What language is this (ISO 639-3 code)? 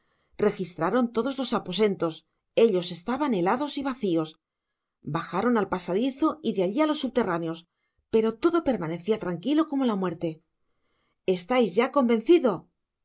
spa